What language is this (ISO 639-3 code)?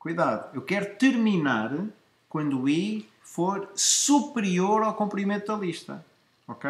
por